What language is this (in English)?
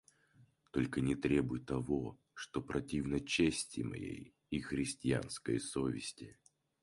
Russian